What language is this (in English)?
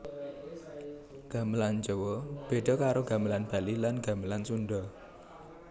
Javanese